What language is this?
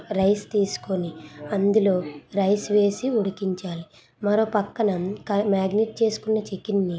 Telugu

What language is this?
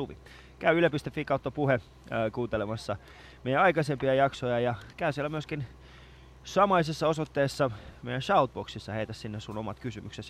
Finnish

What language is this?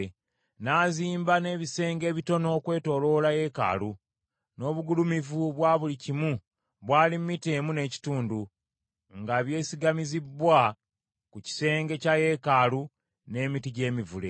Ganda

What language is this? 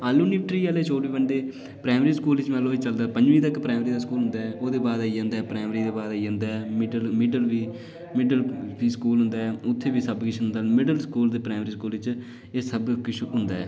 Dogri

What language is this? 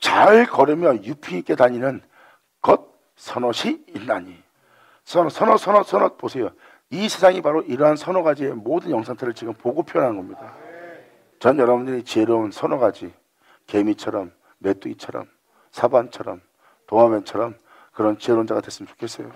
Korean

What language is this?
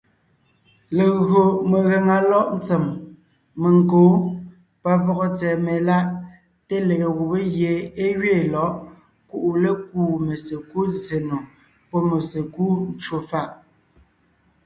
Ngiemboon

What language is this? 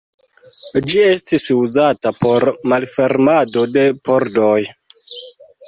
Esperanto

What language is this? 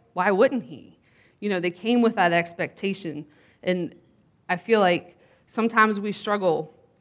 English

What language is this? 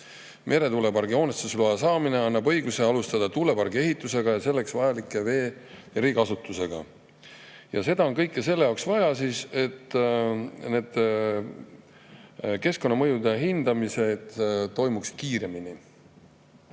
Estonian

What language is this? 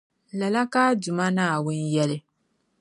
Dagbani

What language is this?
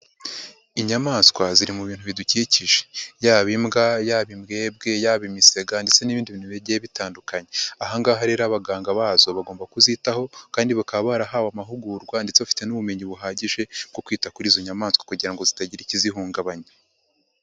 Kinyarwanda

